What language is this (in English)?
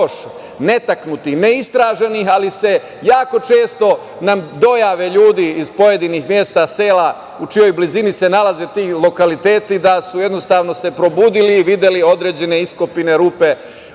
Serbian